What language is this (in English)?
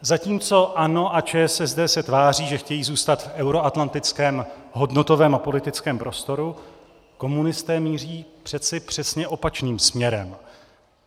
Czech